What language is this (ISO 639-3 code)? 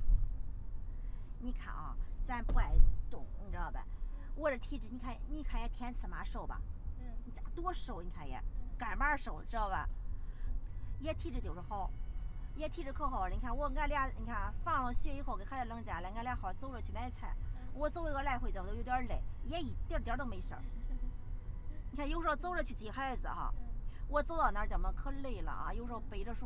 zho